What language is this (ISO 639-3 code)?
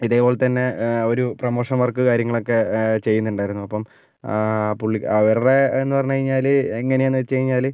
mal